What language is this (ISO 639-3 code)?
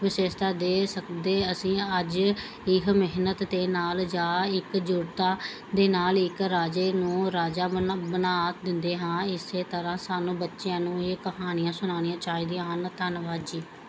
pan